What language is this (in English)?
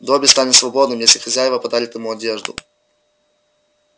Russian